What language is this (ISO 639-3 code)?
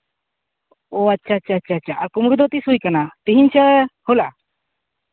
sat